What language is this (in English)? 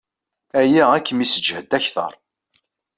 Kabyle